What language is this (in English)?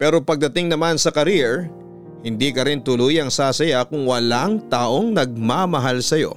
Filipino